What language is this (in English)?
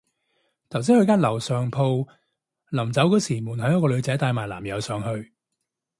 Cantonese